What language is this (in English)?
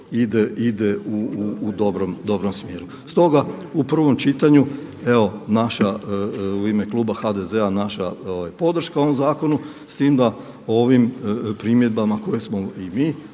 Croatian